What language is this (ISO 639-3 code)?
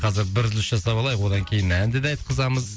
kaz